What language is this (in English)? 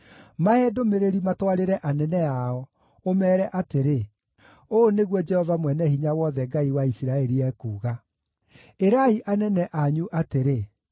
Kikuyu